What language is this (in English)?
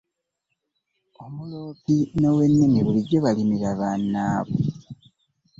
Ganda